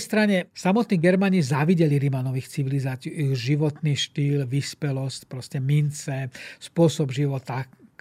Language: Slovak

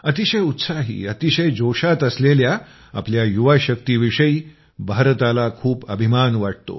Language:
Marathi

